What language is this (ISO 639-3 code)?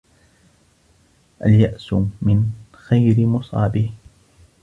ara